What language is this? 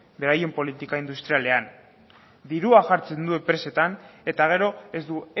Basque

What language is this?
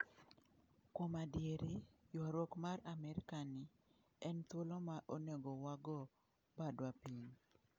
Luo (Kenya and Tanzania)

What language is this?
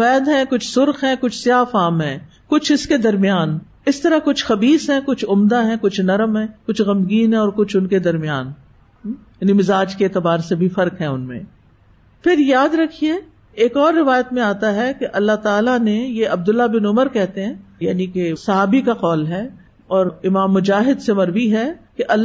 Urdu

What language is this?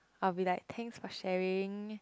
English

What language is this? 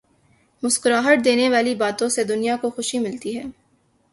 Urdu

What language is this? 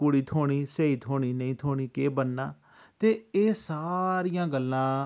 Dogri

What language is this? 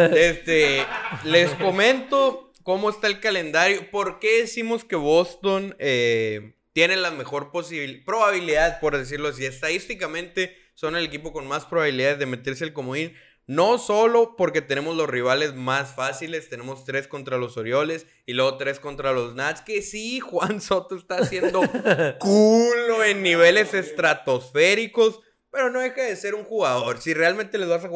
Spanish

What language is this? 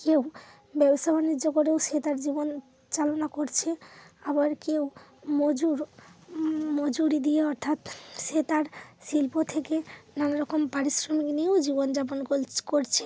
Bangla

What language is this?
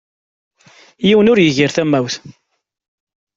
Kabyle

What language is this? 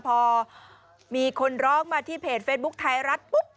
Thai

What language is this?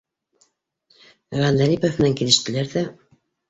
Bashkir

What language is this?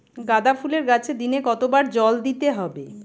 Bangla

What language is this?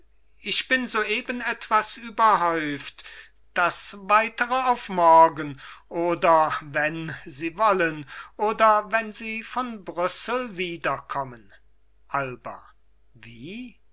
German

